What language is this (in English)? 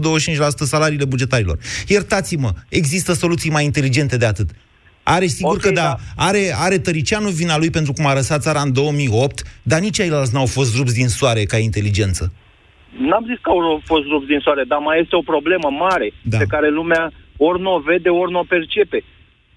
Romanian